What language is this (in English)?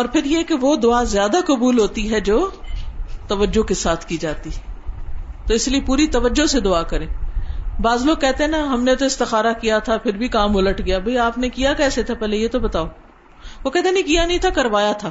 Urdu